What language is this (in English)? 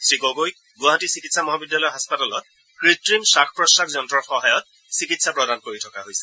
Assamese